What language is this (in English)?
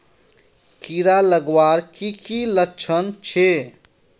Magahi